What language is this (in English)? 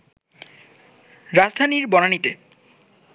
Bangla